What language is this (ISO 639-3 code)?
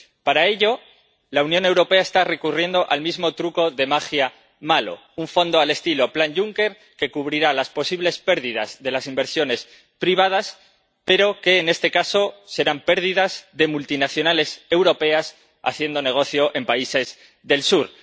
spa